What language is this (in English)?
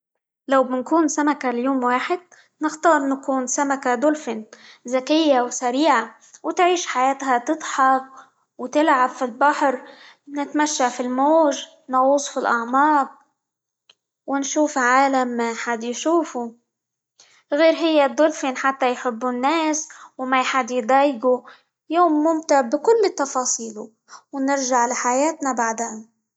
Libyan Arabic